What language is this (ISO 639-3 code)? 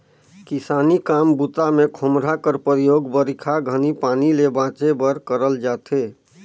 hne